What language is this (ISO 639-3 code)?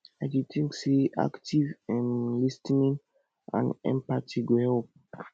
pcm